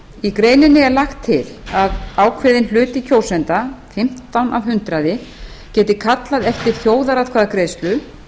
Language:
Icelandic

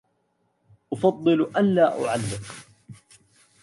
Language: Arabic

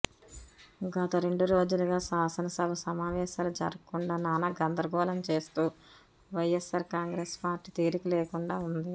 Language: Telugu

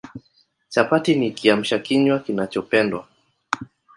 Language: Swahili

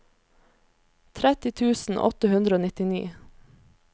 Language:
Norwegian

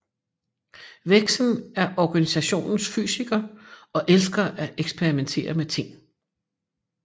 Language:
Danish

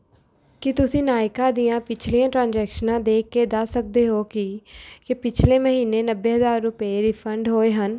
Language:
Punjabi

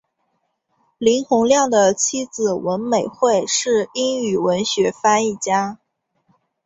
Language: Chinese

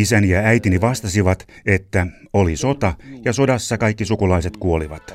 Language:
Finnish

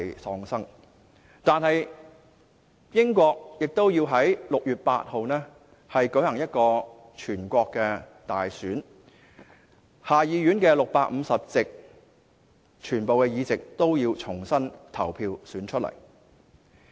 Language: Cantonese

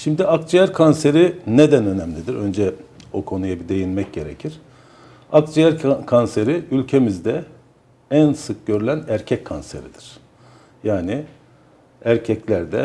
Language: Turkish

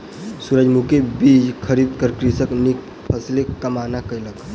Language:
Maithili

